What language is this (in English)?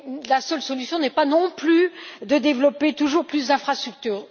French